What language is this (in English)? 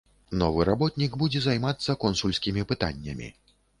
Belarusian